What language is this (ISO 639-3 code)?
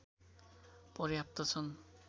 nep